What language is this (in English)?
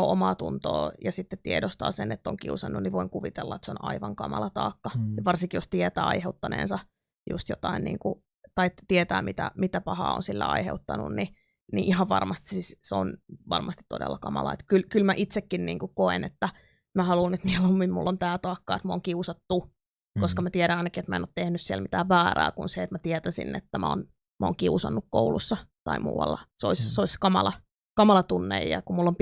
Finnish